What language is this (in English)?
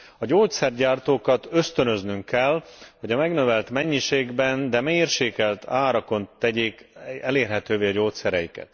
Hungarian